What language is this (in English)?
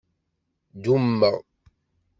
Kabyle